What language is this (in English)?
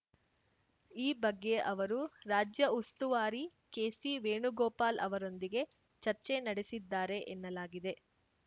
Kannada